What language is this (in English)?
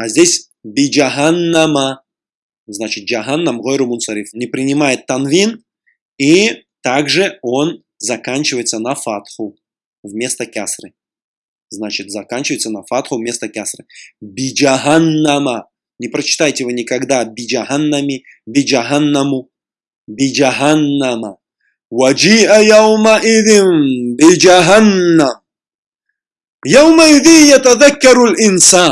Russian